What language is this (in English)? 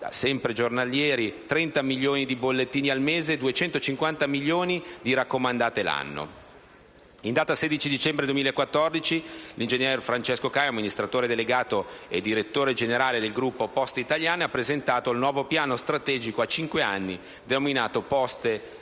Italian